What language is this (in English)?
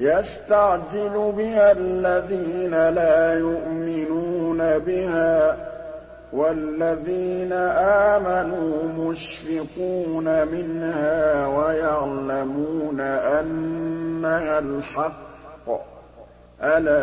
Arabic